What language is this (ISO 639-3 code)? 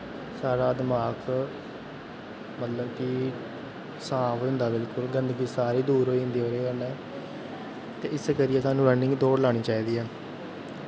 doi